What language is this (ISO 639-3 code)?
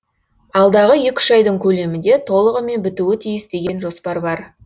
kaz